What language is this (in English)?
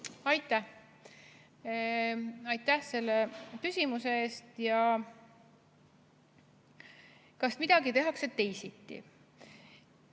Estonian